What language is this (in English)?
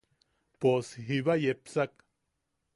Yaqui